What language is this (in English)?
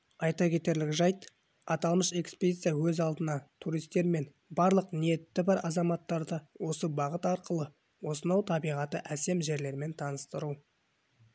Kazakh